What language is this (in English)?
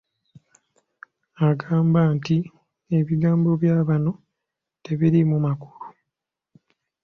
Ganda